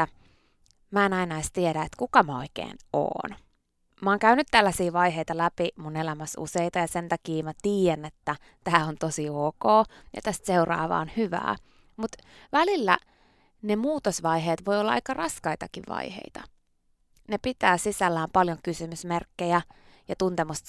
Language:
Finnish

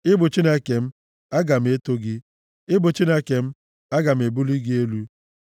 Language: Igbo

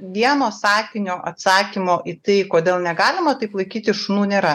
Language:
Lithuanian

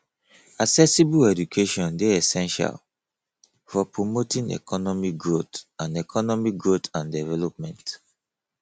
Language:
Nigerian Pidgin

